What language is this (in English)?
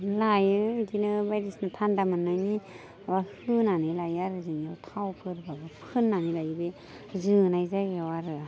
Bodo